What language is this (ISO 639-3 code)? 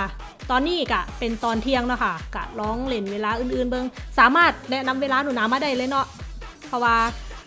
tha